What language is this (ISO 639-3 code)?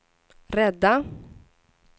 swe